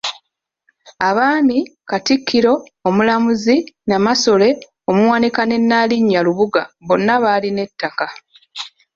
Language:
Ganda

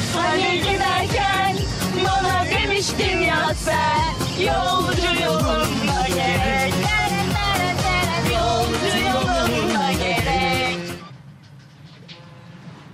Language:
Turkish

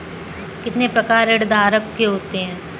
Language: Hindi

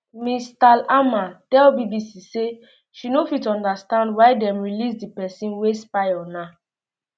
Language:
Nigerian Pidgin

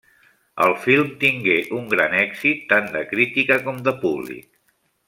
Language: Catalan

